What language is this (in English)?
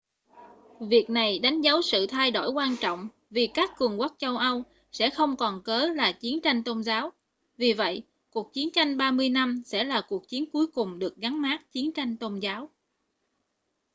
Vietnamese